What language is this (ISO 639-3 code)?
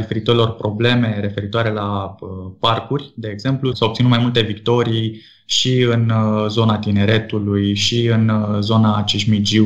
ron